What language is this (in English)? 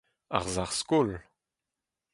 Breton